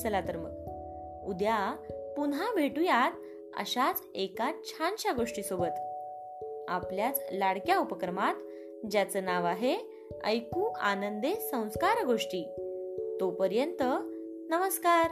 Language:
Marathi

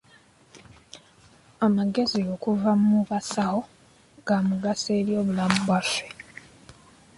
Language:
Ganda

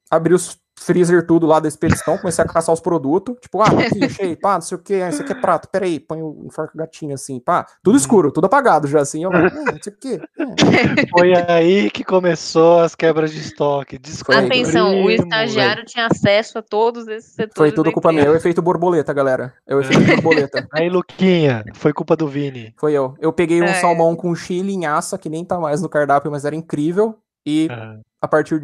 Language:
Portuguese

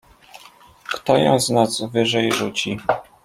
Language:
Polish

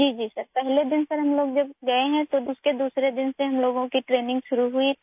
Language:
Urdu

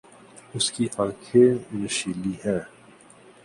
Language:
Urdu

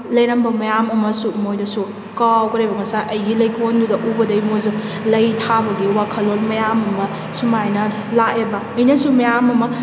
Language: Manipuri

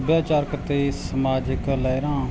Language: Punjabi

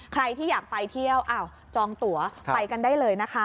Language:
Thai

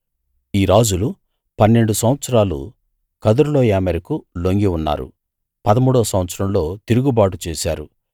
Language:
Telugu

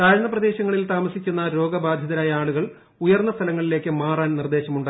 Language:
Malayalam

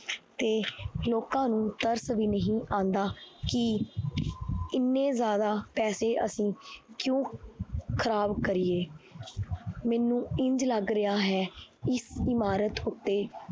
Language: Punjabi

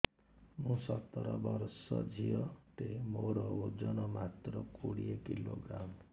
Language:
Odia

